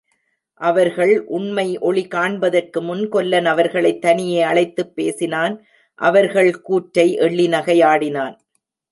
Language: Tamil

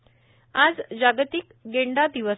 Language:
Marathi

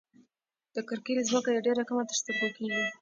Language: Pashto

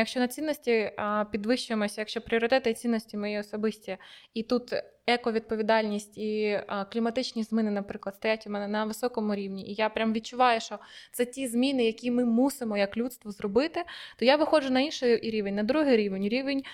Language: Ukrainian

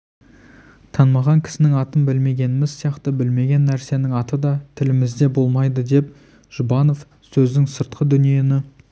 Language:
Kazakh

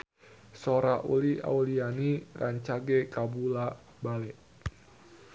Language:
Sundanese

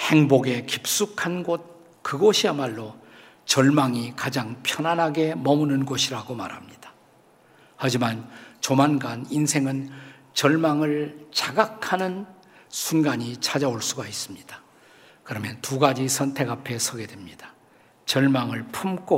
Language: Korean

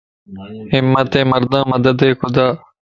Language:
Lasi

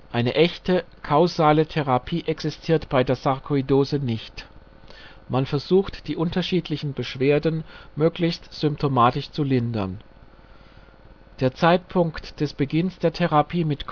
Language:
German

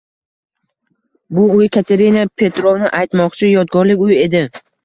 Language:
Uzbek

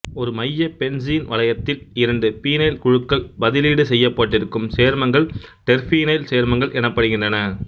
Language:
Tamil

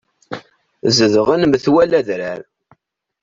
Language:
Kabyle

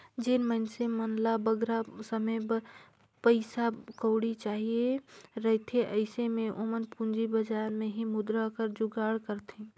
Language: Chhattisgarhi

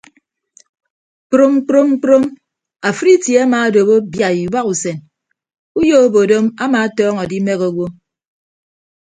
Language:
Ibibio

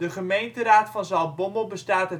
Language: Dutch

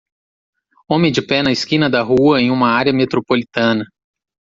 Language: Portuguese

